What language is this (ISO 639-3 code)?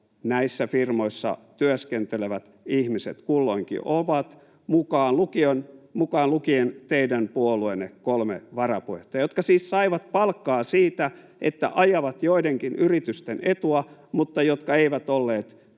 fin